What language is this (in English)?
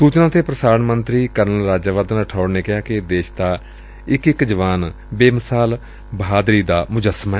Punjabi